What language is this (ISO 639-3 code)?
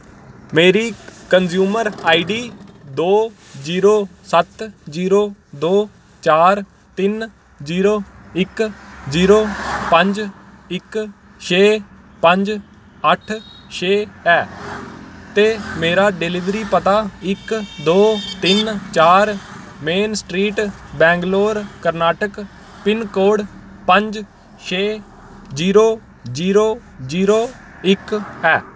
doi